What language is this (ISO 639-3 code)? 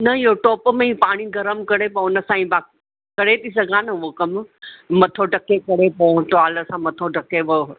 snd